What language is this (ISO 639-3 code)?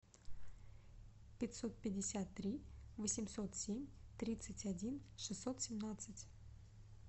rus